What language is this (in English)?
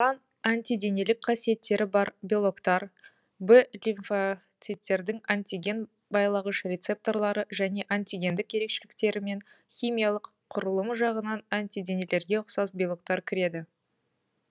Kazakh